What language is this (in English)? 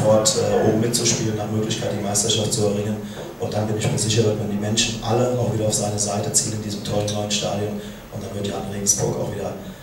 German